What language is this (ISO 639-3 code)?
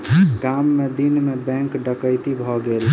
mai